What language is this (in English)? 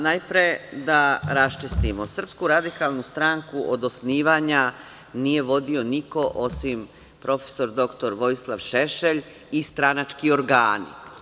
Serbian